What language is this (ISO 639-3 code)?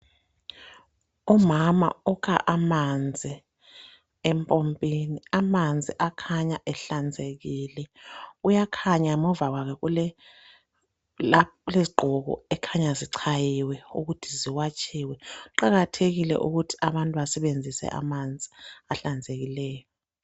nde